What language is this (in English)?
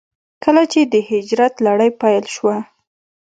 Pashto